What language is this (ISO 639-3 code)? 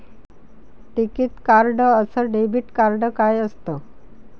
mar